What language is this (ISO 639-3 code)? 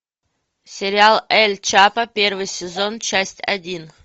rus